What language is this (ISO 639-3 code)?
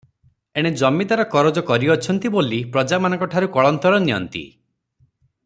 ori